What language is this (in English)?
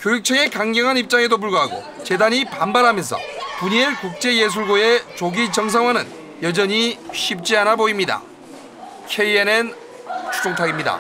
Korean